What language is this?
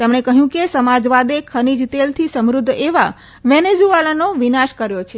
Gujarati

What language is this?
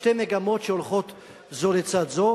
Hebrew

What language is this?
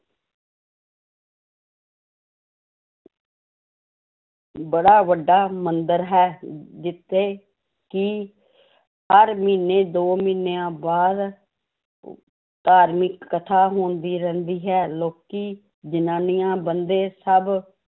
Punjabi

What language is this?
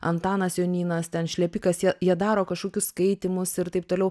Lithuanian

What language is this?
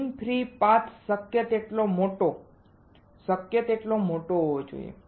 Gujarati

